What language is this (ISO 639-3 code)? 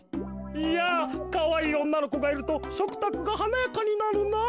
jpn